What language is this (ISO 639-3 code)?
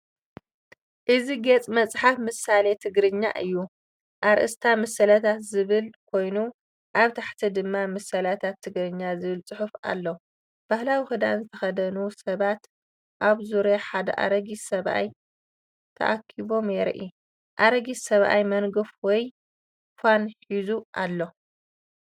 tir